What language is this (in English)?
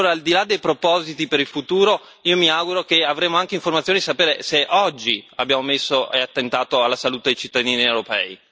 Italian